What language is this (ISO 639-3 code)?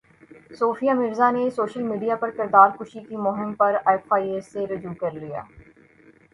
urd